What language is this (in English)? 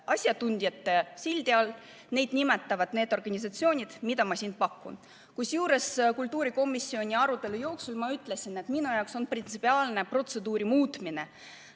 Estonian